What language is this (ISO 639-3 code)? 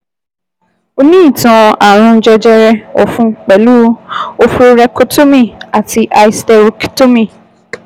yor